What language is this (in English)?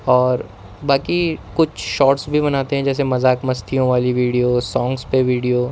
Urdu